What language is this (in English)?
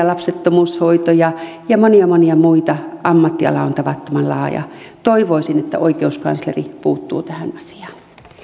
Finnish